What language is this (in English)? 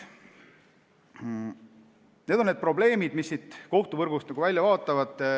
Estonian